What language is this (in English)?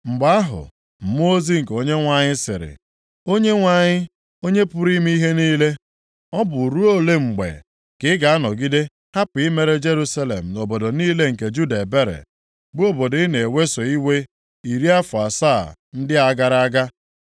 Igbo